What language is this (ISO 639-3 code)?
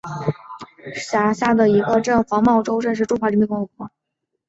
zho